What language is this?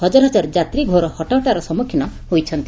Odia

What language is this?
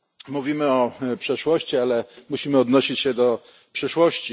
Polish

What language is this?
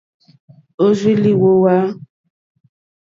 Mokpwe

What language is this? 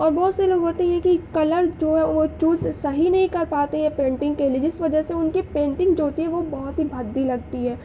Urdu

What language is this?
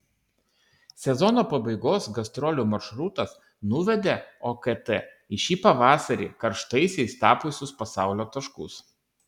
Lithuanian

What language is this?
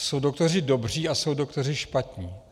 Czech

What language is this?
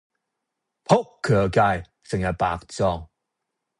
Cantonese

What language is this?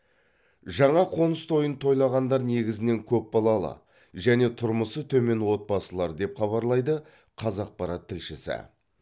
Kazakh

